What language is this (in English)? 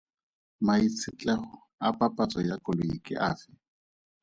Tswana